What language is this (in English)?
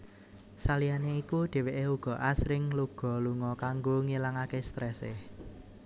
Javanese